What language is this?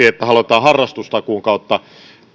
Finnish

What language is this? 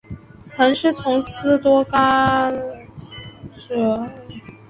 Chinese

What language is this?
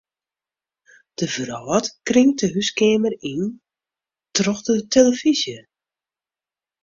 Western Frisian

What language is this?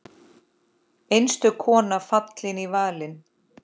Icelandic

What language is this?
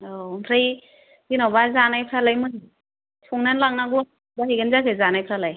Bodo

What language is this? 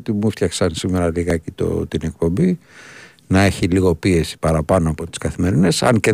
Greek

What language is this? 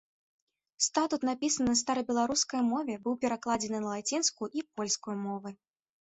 Belarusian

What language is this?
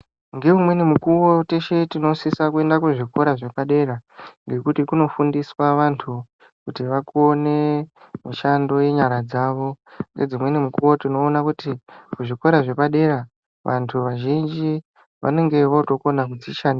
Ndau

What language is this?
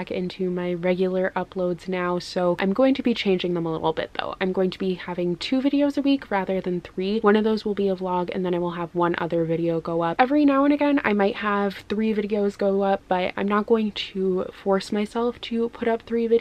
English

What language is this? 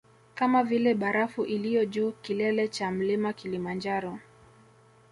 Swahili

